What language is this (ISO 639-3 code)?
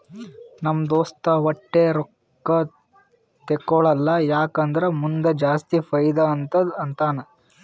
kan